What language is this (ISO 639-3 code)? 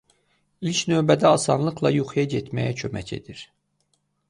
aze